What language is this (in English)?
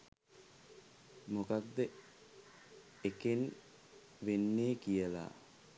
Sinhala